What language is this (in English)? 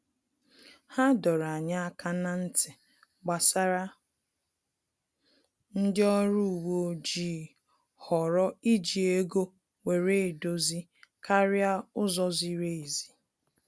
Igbo